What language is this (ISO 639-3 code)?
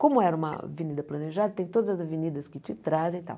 por